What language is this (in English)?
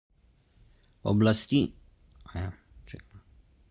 Slovenian